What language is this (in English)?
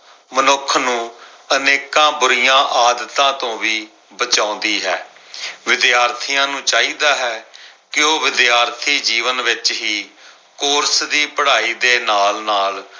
Punjabi